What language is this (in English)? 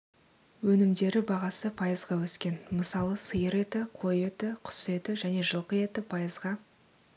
Kazakh